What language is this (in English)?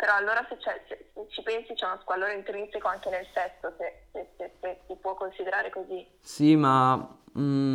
Italian